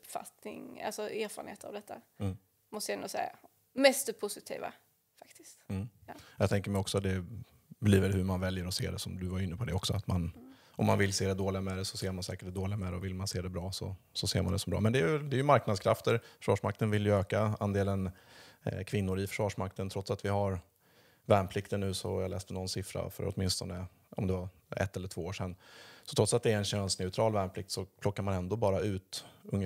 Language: Swedish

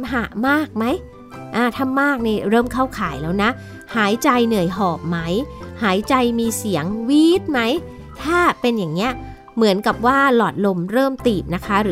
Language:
Thai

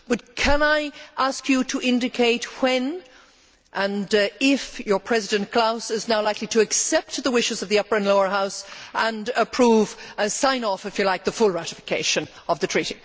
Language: English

